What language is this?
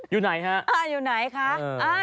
Thai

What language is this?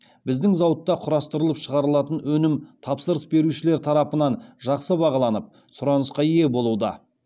Kazakh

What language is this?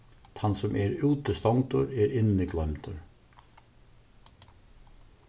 Faroese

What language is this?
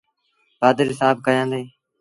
Sindhi Bhil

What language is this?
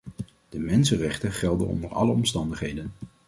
Dutch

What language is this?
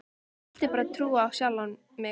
Icelandic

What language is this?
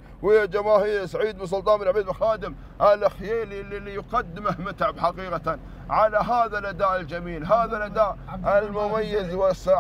Arabic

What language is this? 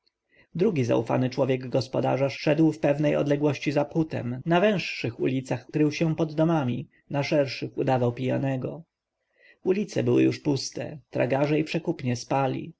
Polish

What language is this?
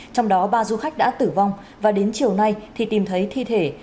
Vietnamese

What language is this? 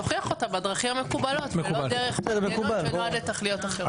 Hebrew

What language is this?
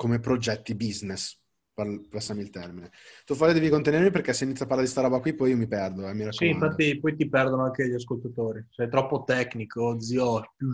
Italian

